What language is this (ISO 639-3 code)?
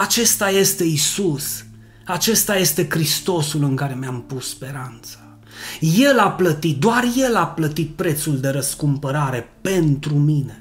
ron